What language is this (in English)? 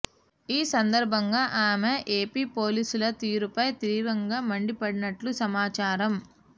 Telugu